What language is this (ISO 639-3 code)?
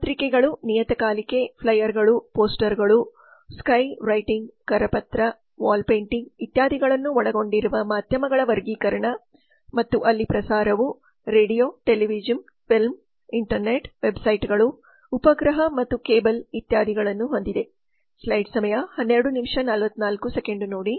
kan